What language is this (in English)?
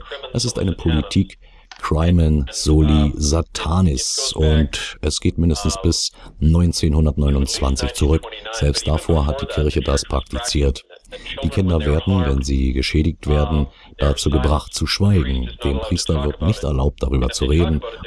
German